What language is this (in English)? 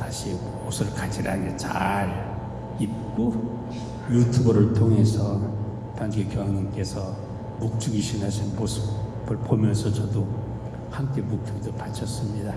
Korean